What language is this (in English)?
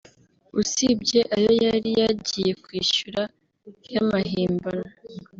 Kinyarwanda